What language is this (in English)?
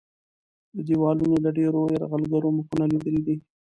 Pashto